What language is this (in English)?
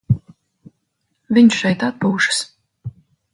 Latvian